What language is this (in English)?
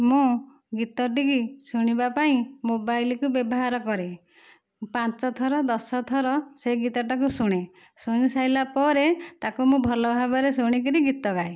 Odia